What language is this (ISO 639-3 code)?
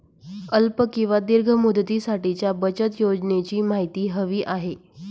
mar